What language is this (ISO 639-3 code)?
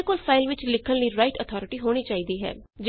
pan